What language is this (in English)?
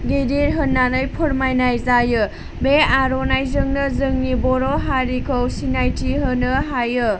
Bodo